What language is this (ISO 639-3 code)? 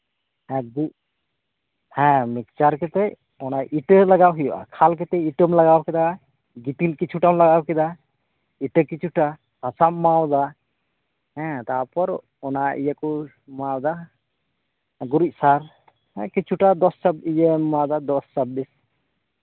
sat